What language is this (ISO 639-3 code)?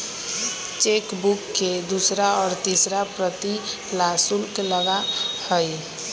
mag